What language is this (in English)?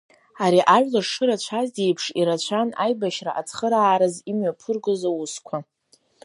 Abkhazian